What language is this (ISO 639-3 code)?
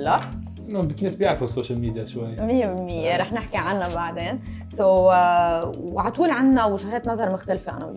ara